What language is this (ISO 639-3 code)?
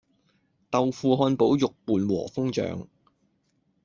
yue